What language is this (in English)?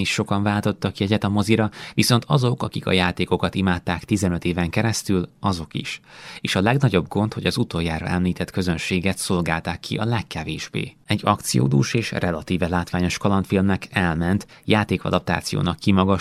Hungarian